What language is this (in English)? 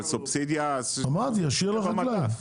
Hebrew